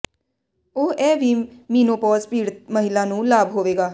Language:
Punjabi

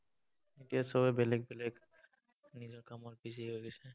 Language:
Assamese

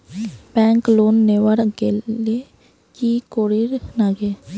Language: Bangla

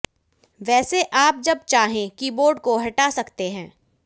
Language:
Hindi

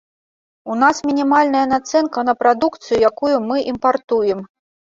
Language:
Belarusian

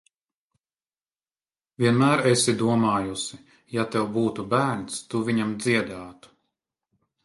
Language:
Latvian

